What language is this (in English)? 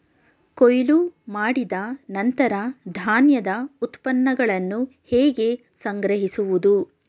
Kannada